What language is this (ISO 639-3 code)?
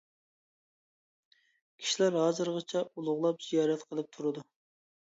uig